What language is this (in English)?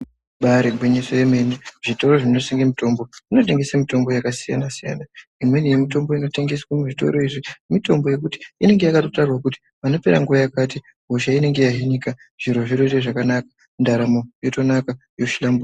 Ndau